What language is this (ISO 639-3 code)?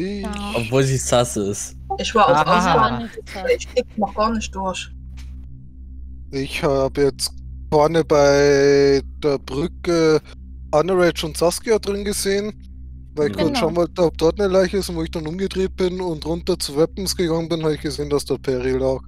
deu